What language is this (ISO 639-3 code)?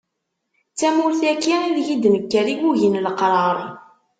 kab